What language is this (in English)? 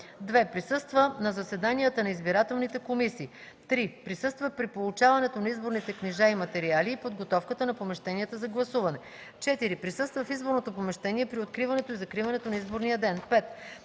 Bulgarian